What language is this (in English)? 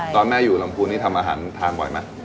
Thai